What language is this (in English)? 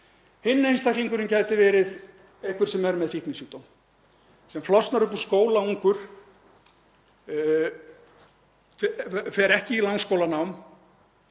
Icelandic